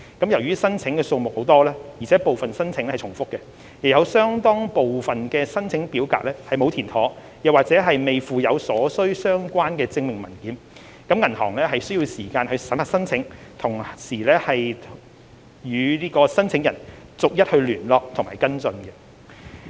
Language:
Cantonese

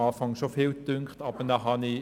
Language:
Swiss German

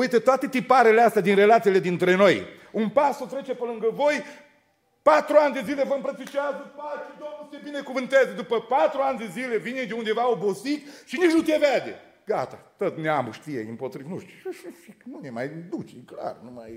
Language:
Romanian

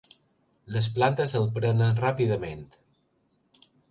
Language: Catalan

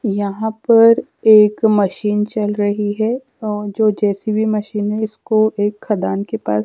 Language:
Hindi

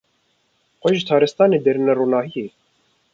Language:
Kurdish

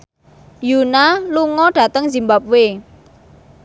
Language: Javanese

